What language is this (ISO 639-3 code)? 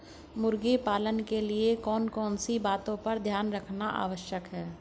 hin